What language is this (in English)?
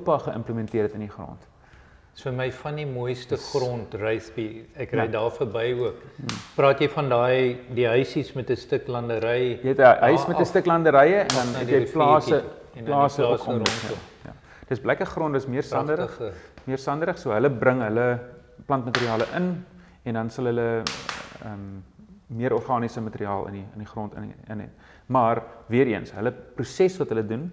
Dutch